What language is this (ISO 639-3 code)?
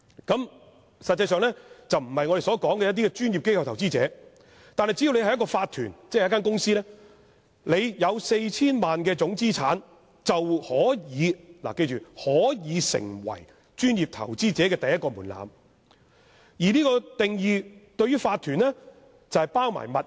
yue